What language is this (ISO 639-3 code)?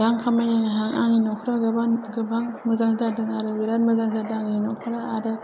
brx